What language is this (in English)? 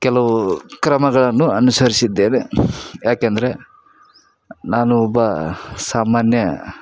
Kannada